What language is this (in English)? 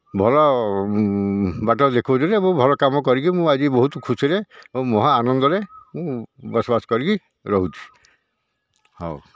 Odia